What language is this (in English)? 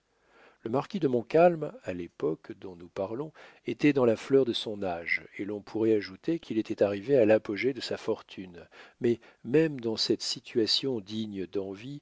French